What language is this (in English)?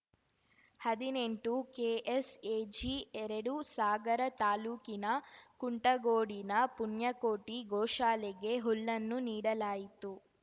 Kannada